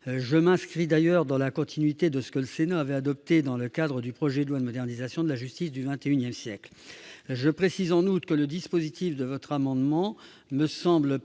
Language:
French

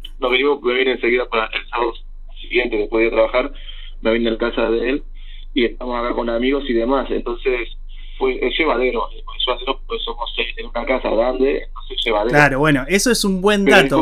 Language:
Spanish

